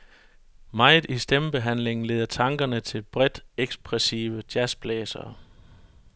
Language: Danish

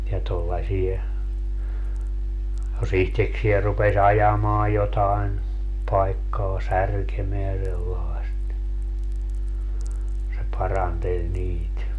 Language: Finnish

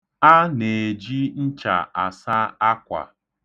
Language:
Igbo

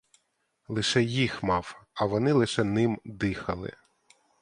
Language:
Ukrainian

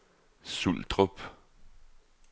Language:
Danish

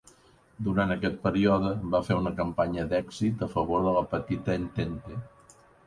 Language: Catalan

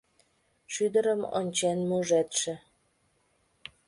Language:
Mari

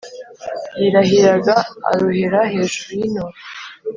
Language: Kinyarwanda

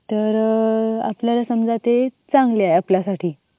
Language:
Marathi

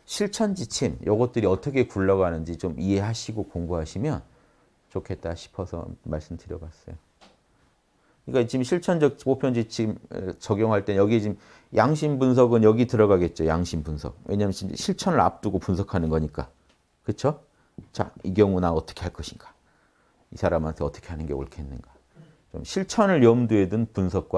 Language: Korean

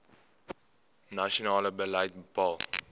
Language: Afrikaans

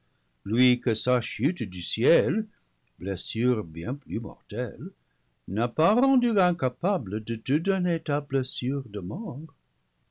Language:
French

